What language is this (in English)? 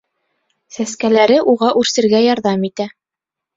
Bashkir